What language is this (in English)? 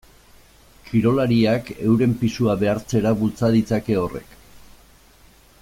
Basque